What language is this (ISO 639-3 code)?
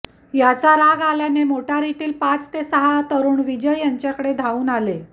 mar